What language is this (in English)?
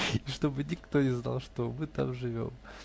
Russian